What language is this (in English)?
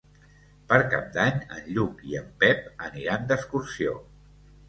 Catalan